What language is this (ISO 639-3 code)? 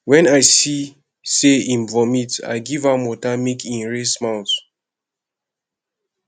pcm